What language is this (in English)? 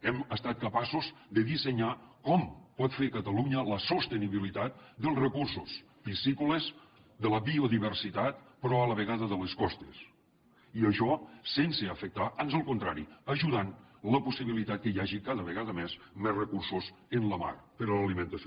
Catalan